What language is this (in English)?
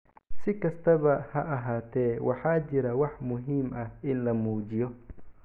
Somali